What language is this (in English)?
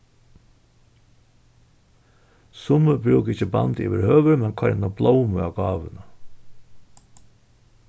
Faroese